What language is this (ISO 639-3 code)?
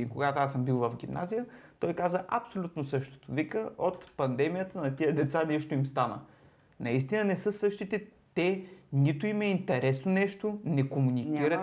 bul